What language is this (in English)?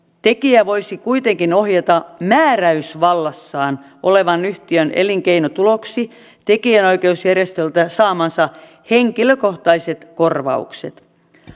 Finnish